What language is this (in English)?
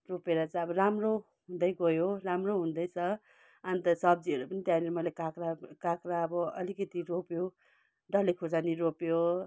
Nepali